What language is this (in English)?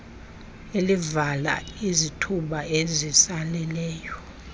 Xhosa